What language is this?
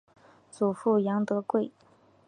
Chinese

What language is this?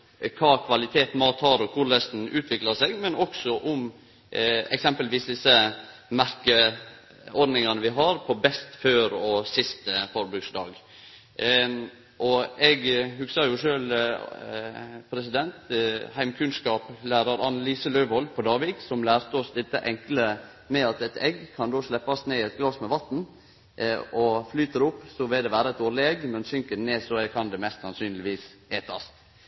Norwegian Nynorsk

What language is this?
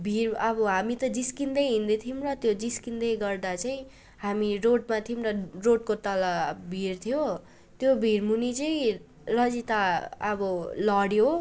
Nepali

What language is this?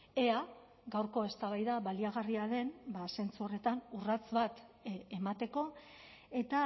Basque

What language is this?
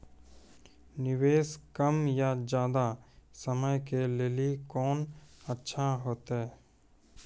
Maithili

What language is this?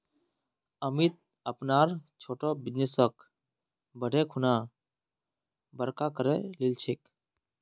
Magahi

